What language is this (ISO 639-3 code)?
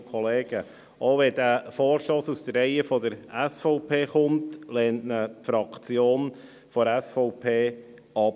gsw